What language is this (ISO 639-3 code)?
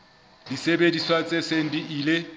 sot